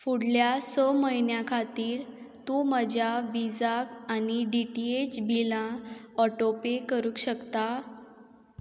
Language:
Konkani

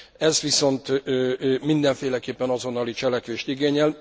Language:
Hungarian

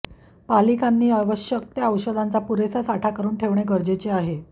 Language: Marathi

